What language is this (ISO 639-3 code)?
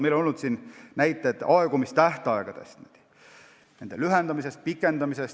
est